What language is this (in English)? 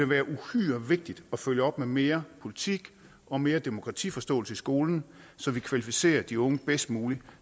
Danish